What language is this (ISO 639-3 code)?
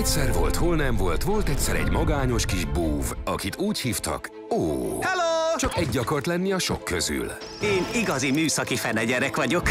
hun